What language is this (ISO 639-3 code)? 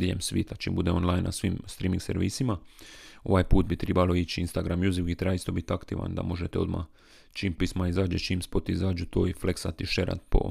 hrv